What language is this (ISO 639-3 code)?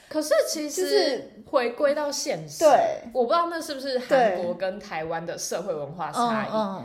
zho